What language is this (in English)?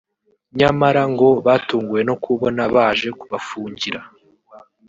Kinyarwanda